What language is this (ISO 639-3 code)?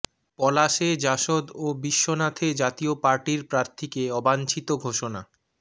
ben